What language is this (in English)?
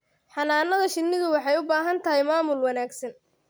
Somali